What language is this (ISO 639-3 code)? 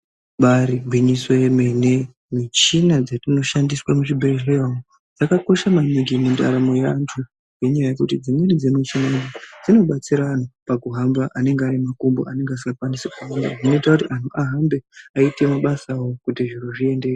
ndc